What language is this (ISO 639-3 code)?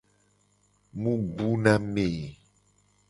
gej